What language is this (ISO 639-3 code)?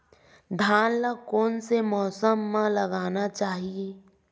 hne